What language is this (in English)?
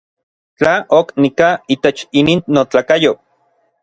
Orizaba Nahuatl